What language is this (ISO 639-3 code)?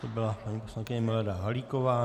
ces